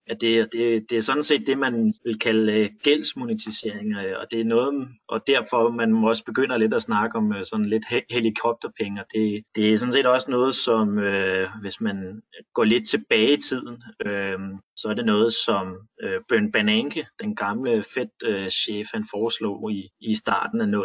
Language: Danish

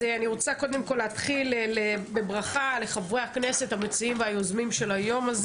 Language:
Hebrew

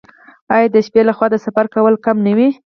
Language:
Pashto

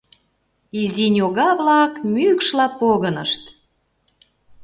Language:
Mari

